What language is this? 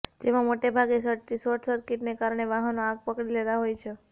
Gujarati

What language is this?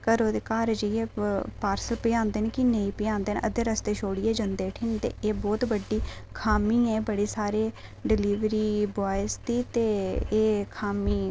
Dogri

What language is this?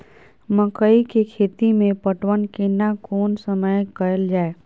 Maithili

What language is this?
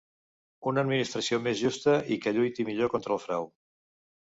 Catalan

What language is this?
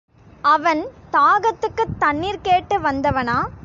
Tamil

